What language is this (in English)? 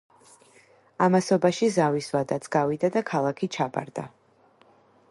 Georgian